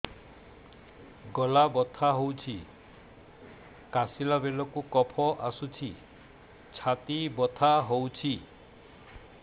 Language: Odia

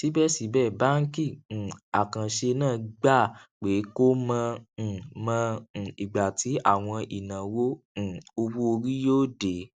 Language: Yoruba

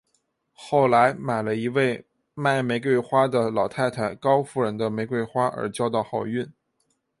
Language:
Chinese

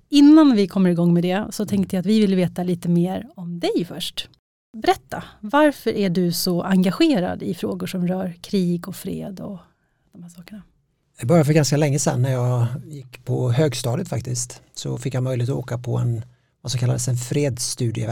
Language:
Swedish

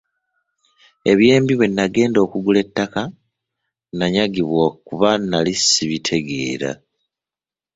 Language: Ganda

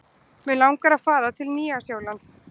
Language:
Icelandic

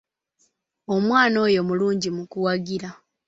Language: Ganda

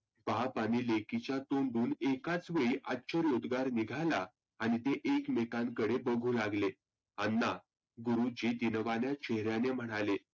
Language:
Marathi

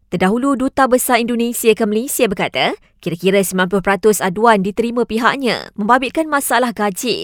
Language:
Malay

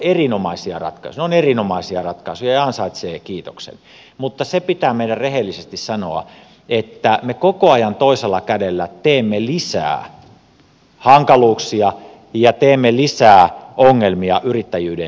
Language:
Finnish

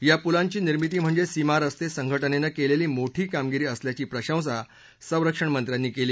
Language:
Marathi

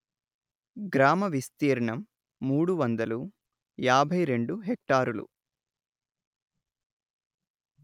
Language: Telugu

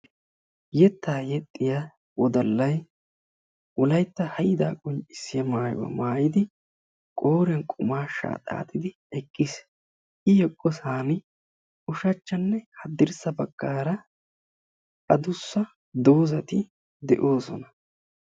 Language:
Wolaytta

